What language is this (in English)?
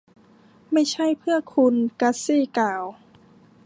Thai